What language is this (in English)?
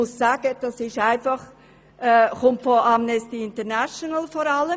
Swiss German